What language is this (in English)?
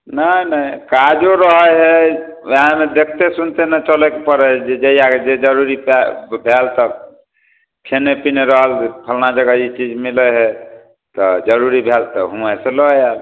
Maithili